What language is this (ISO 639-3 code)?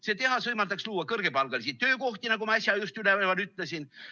est